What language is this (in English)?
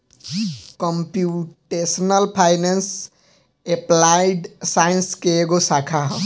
Bhojpuri